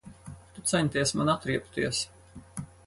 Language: Latvian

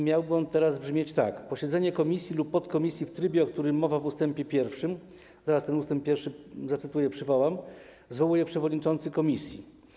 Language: Polish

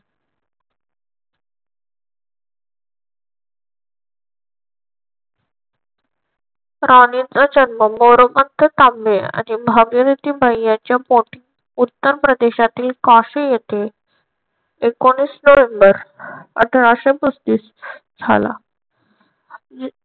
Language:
Marathi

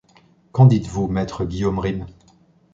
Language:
French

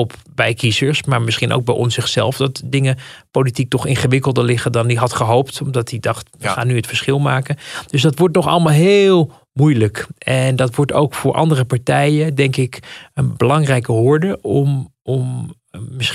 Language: Dutch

